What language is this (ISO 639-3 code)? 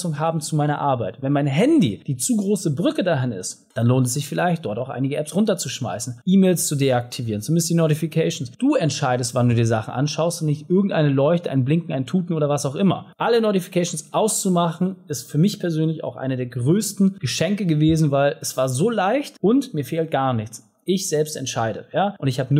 deu